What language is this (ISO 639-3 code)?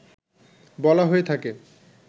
ben